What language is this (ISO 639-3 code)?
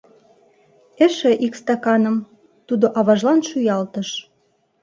chm